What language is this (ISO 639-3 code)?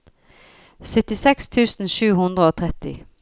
nor